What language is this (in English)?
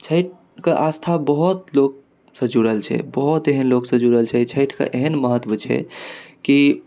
Maithili